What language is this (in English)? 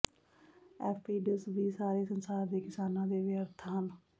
Punjabi